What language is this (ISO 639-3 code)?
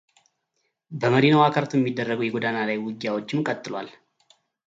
amh